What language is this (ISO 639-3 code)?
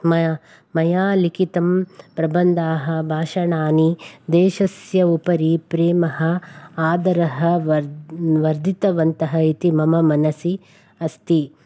san